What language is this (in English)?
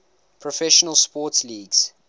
English